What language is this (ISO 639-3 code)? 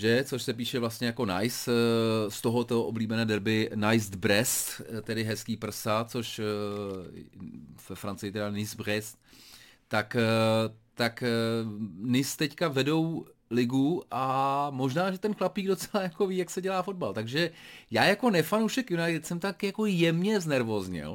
ces